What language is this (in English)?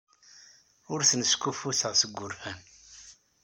Kabyle